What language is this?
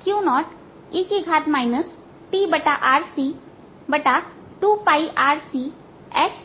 Hindi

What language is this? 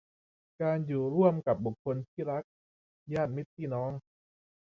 Thai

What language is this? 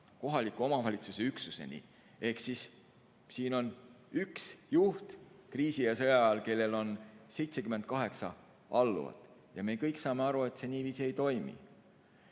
Estonian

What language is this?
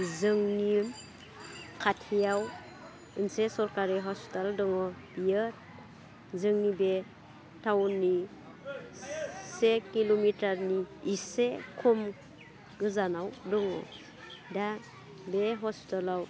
Bodo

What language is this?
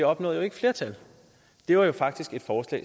Danish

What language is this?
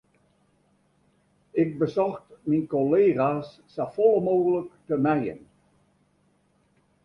Western Frisian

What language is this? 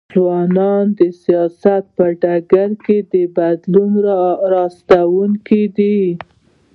Pashto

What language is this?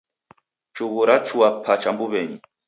Taita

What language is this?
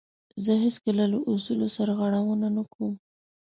Pashto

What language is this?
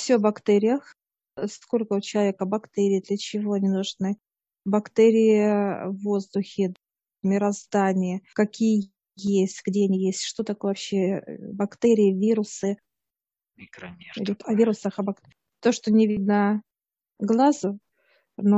Russian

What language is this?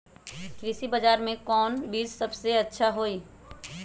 Magahi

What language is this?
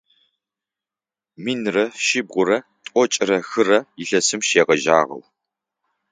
Adyghe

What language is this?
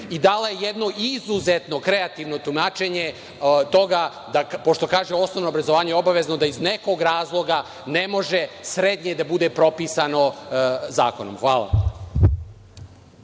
Serbian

